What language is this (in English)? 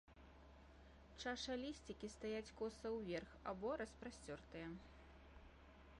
Belarusian